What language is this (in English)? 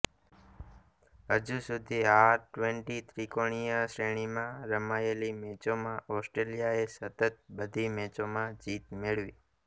Gujarati